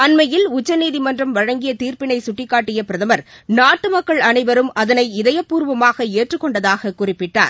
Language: Tamil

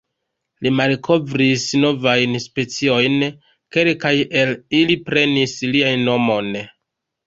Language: Esperanto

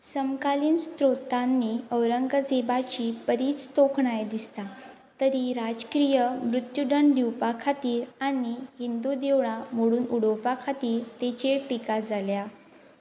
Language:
Konkani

